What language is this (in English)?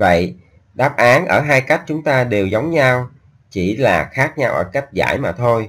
Vietnamese